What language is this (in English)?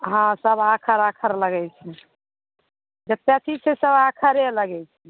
Maithili